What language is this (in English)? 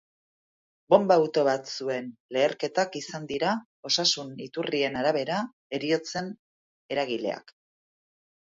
Basque